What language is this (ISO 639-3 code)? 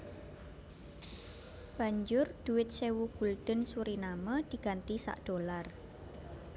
jav